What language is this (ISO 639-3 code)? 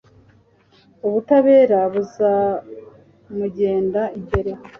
kin